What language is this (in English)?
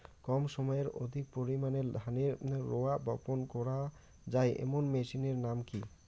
Bangla